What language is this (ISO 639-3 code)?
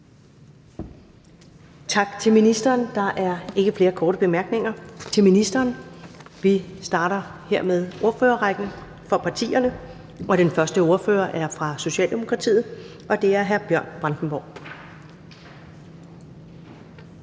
dan